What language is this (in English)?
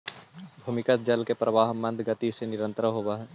Magahi